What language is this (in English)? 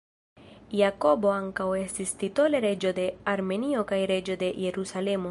Esperanto